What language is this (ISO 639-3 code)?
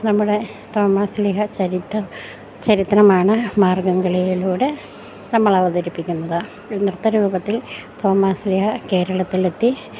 mal